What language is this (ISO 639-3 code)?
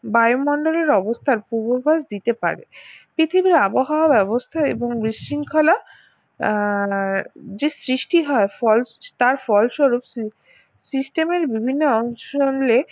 ben